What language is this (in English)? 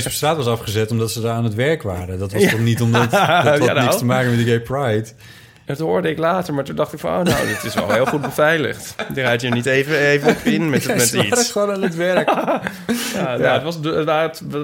Dutch